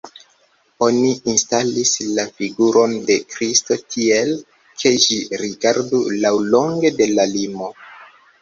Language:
Esperanto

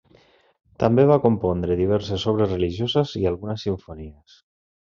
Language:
Catalan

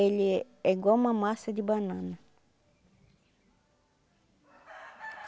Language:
Portuguese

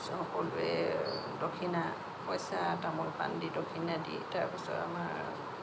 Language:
Assamese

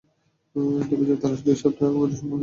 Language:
Bangla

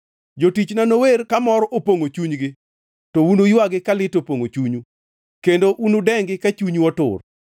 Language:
Luo (Kenya and Tanzania)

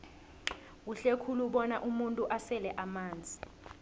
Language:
South Ndebele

